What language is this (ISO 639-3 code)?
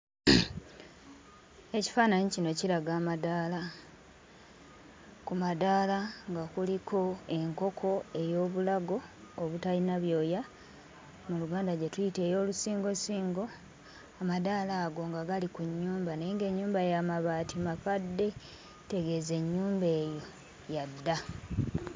lug